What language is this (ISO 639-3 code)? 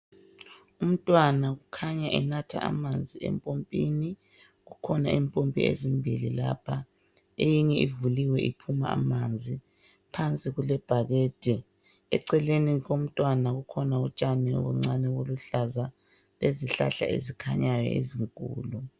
nde